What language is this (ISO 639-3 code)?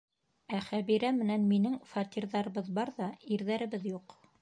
bak